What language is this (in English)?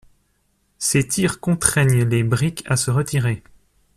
French